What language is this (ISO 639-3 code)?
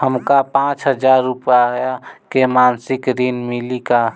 bho